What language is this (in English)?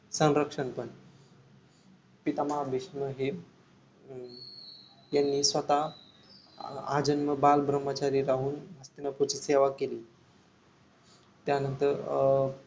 Marathi